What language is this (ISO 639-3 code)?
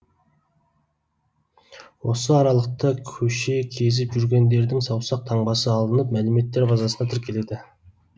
kaz